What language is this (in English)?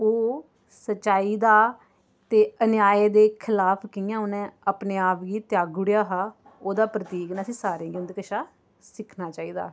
Dogri